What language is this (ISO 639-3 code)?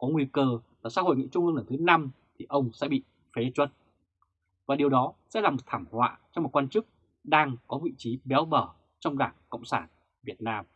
vie